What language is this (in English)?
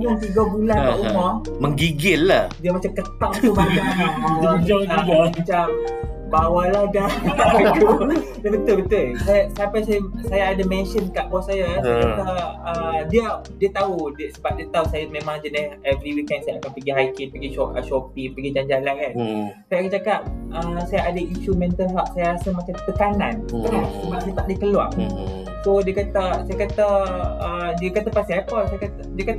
Malay